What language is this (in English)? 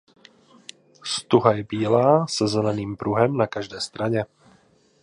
Czech